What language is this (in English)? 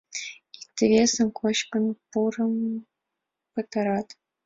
Mari